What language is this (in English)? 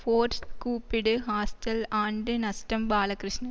Tamil